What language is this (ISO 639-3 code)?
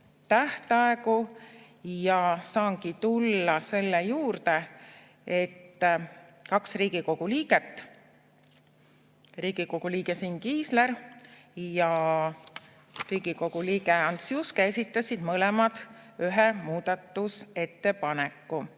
est